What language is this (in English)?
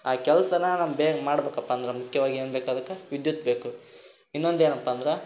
Kannada